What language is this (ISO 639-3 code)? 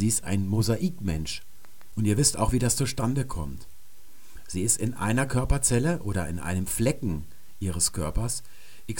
deu